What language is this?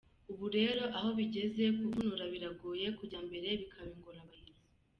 Kinyarwanda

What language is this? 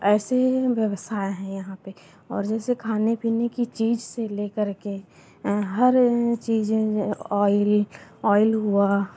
Hindi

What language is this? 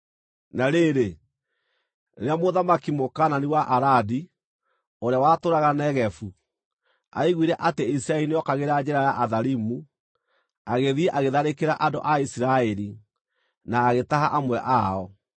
Kikuyu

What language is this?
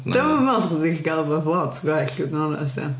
Welsh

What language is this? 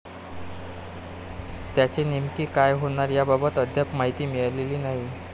Marathi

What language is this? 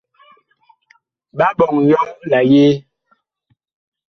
Bakoko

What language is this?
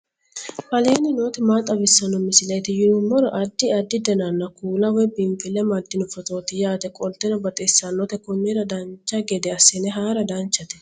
Sidamo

